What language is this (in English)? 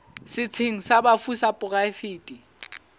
Southern Sotho